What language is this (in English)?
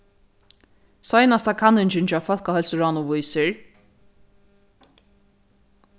Faroese